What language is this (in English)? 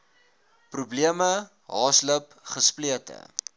Afrikaans